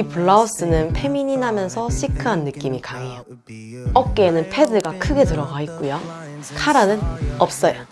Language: Korean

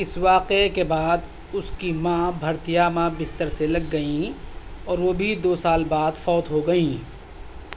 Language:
Urdu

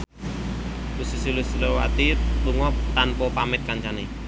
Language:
Javanese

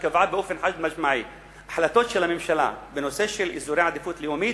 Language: Hebrew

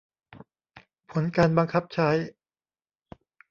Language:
Thai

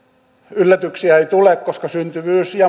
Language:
Finnish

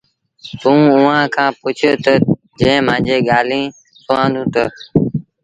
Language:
Sindhi Bhil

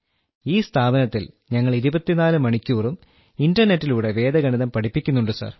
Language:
Malayalam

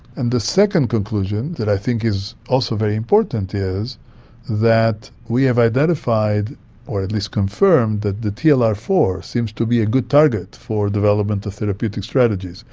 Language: English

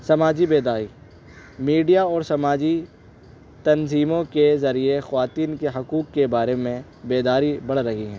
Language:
Urdu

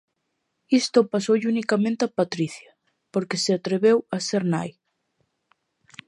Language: Galician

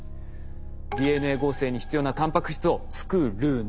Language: Japanese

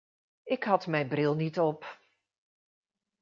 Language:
Dutch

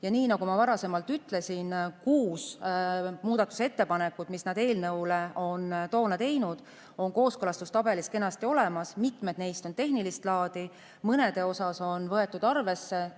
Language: Estonian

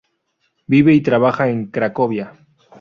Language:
Spanish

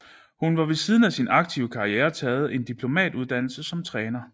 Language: Danish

